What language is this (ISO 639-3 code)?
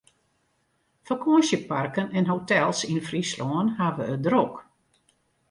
fry